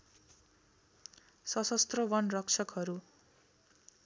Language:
Nepali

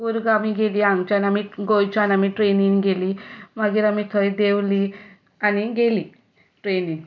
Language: Konkani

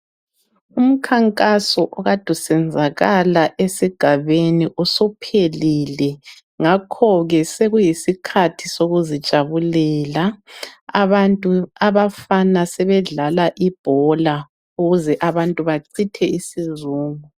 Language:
North Ndebele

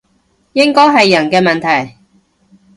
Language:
Cantonese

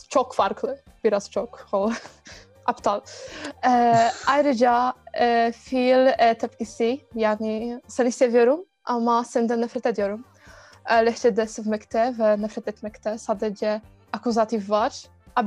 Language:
Turkish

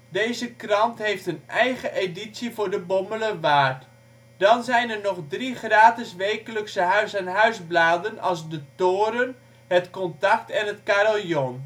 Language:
Dutch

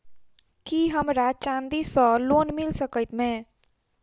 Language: Maithili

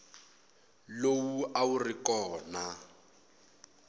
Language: Tsonga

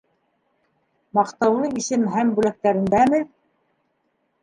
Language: Bashkir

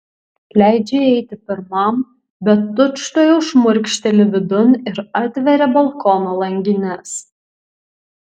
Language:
Lithuanian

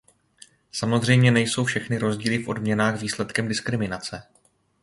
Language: Czech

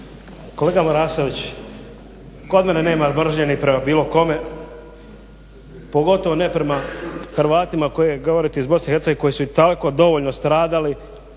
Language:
Croatian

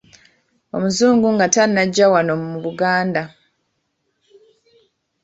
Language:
Ganda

